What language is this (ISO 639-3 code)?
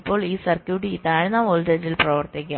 mal